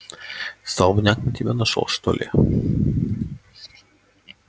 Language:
Russian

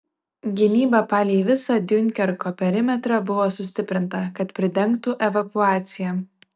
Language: Lithuanian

